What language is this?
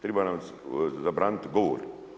Croatian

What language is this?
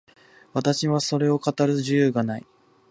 Japanese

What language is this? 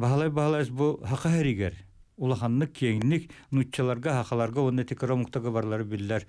Turkish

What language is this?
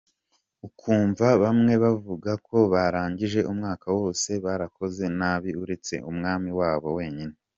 Kinyarwanda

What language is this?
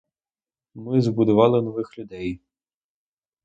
Ukrainian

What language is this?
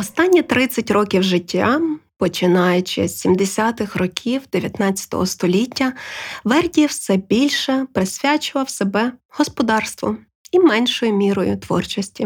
Ukrainian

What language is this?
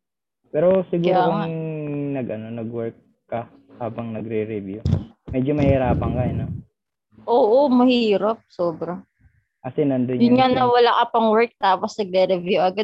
Filipino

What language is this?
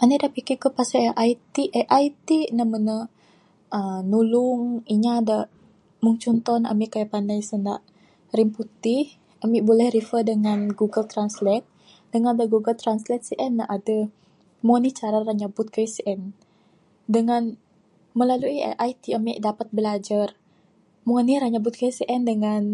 Bukar-Sadung Bidayuh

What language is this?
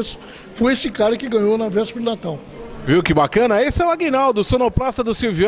Portuguese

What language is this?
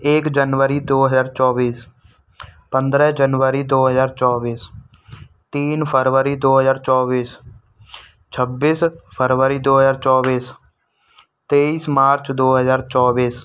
Hindi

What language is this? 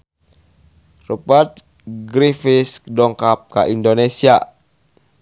Sundanese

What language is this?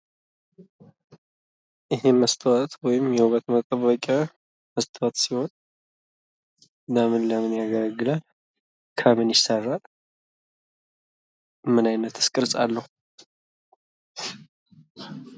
Amharic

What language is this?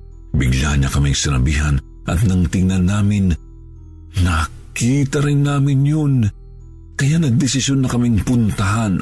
Filipino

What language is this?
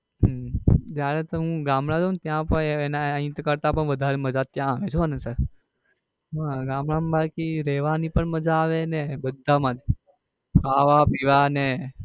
Gujarati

